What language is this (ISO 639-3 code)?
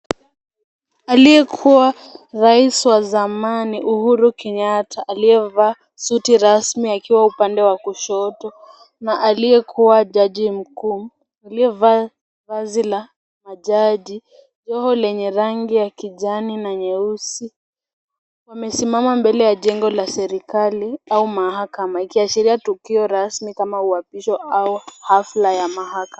swa